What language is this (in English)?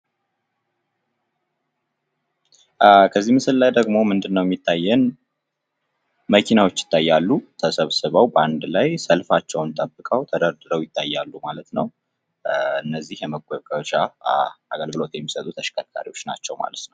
Amharic